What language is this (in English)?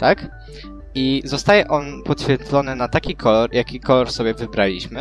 Polish